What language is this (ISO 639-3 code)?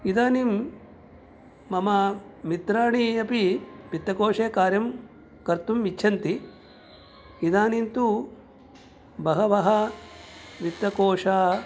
san